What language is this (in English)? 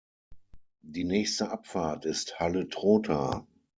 German